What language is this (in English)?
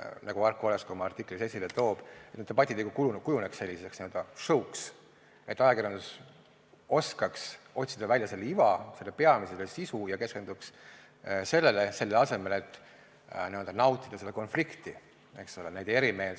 Estonian